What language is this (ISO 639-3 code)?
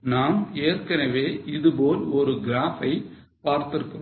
tam